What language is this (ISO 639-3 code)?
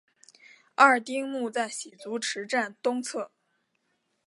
zho